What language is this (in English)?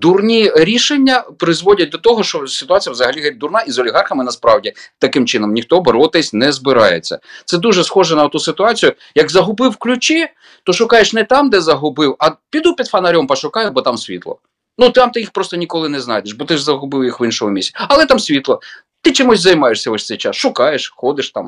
Ukrainian